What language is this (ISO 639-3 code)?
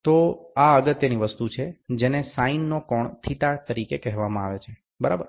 guj